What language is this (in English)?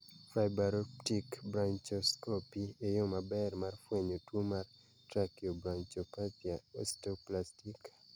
Luo (Kenya and Tanzania)